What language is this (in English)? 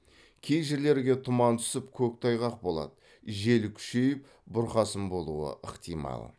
Kazakh